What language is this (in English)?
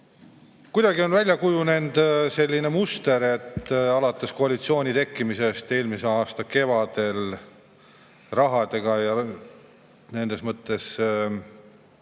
Estonian